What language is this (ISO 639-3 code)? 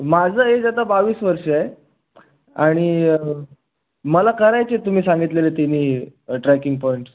mar